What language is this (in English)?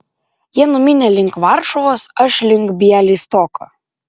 Lithuanian